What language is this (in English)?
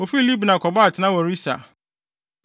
Akan